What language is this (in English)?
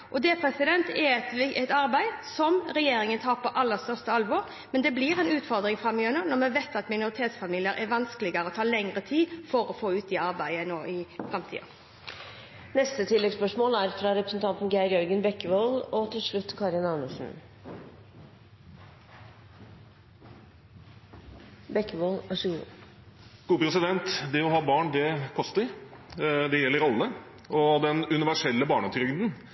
Norwegian